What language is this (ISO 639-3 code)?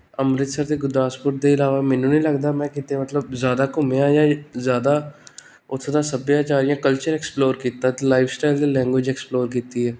pan